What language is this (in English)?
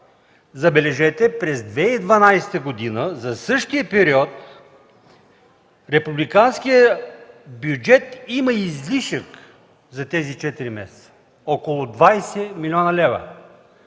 Bulgarian